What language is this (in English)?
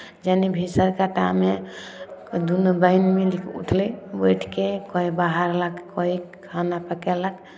Maithili